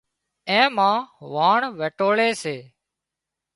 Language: Wadiyara Koli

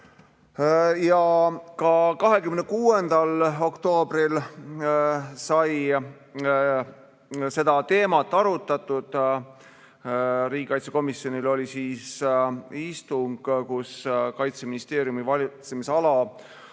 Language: Estonian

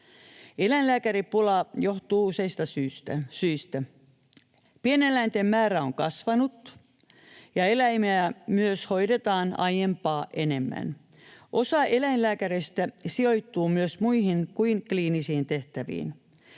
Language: Finnish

